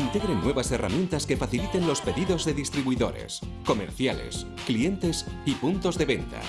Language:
Spanish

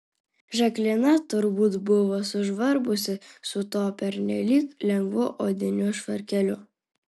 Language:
Lithuanian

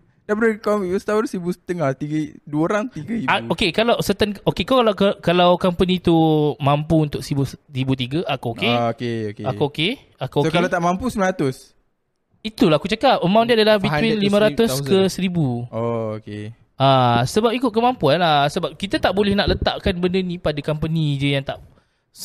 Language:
Malay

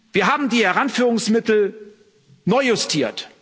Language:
German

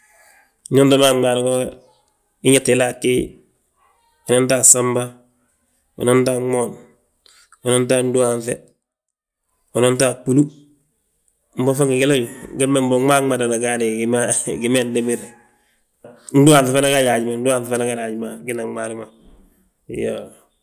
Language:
Balanta-Ganja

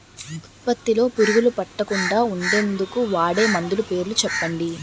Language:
Telugu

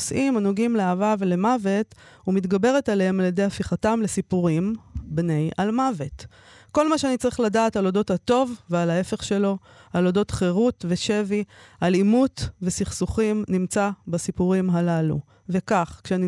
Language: Hebrew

